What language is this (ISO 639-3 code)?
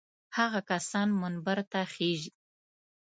pus